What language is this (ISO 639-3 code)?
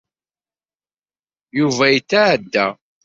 kab